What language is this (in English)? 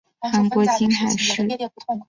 Chinese